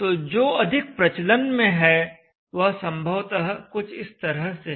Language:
Hindi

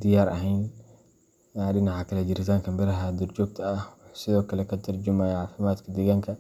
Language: Somali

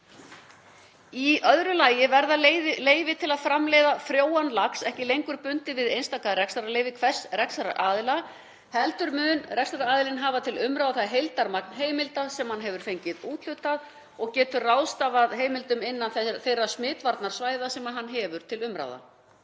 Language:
Icelandic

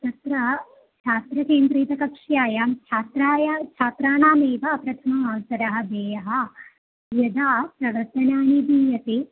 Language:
Sanskrit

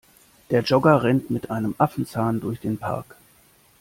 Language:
German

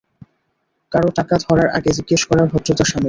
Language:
Bangla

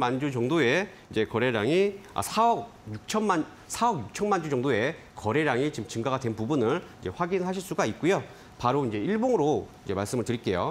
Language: Korean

